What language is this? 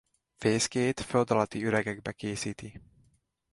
Hungarian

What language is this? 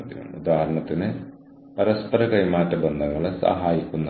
Malayalam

